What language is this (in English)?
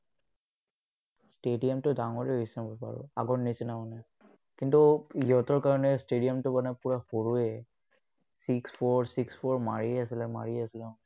Assamese